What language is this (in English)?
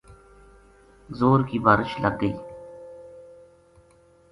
Gujari